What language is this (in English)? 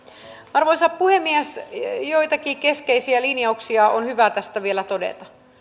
Finnish